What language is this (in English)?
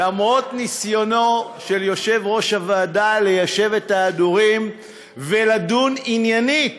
Hebrew